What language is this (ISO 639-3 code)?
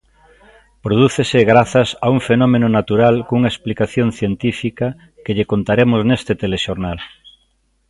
glg